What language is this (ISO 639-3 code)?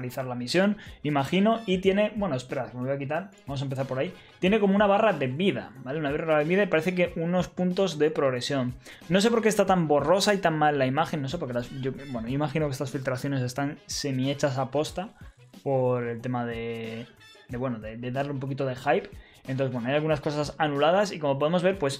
spa